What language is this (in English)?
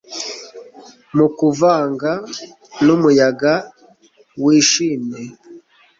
Kinyarwanda